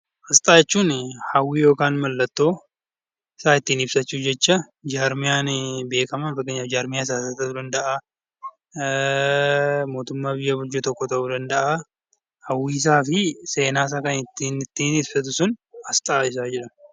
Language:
Oromo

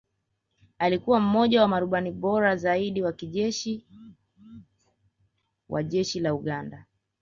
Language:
Swahili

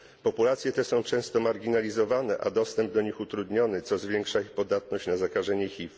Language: Polish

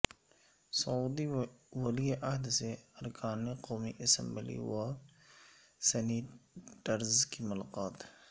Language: Urdu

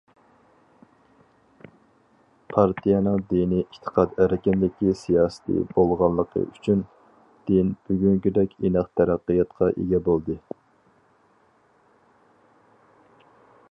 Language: Uyghur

